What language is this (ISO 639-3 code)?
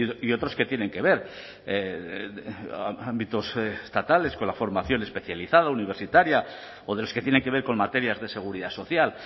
spa